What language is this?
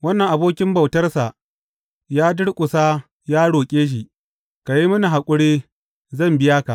Hausa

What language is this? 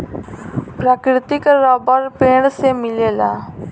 Bhojpuri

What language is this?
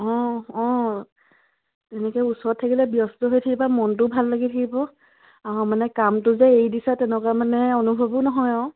Assamese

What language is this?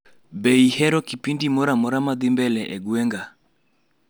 Luo (Kenya and Tanzania)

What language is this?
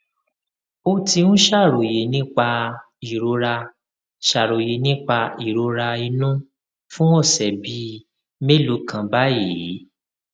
Yoruba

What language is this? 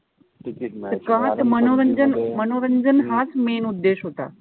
Marathi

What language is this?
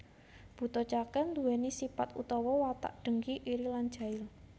Javanese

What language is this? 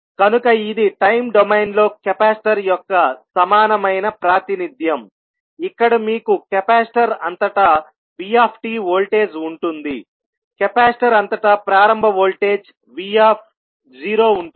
Telugu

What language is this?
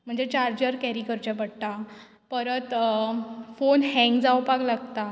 Konkani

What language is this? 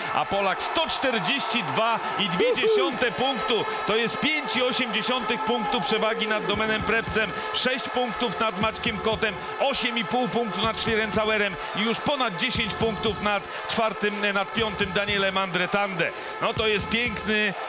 Polish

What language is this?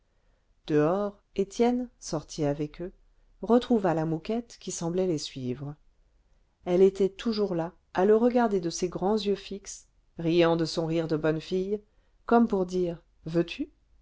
French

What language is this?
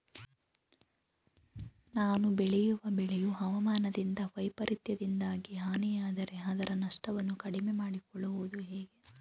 Kannada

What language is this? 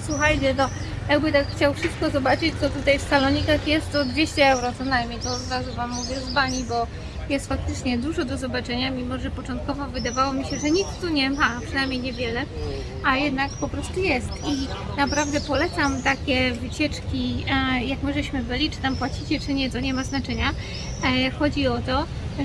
Polish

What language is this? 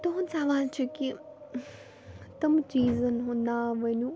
Kashmiri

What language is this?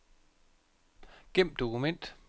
Danish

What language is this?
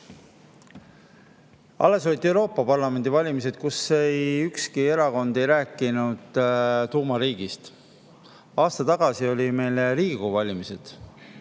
Estonian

